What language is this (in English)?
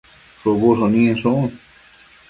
Matsés